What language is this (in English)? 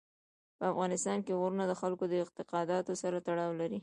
Pashto